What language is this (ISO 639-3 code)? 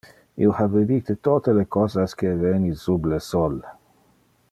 ina